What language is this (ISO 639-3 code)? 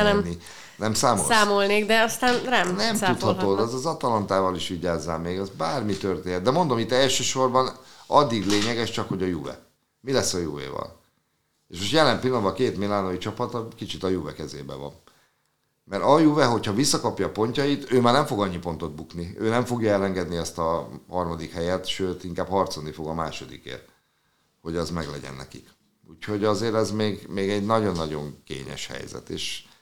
hun